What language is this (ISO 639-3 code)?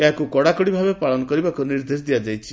ori